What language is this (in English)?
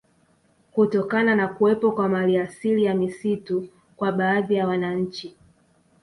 Swahili